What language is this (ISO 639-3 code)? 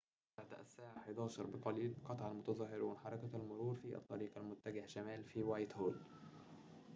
ara